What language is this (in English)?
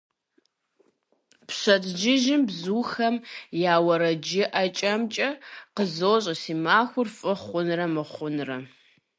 Kabardian